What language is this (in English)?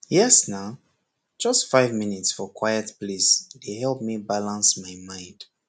Nigerian Pidgin